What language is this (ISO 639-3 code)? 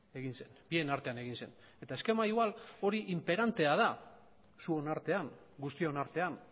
eus